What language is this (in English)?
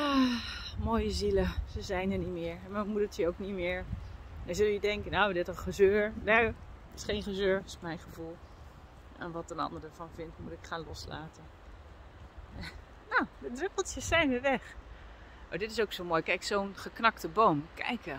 Dutch